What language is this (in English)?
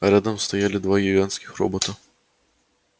Russian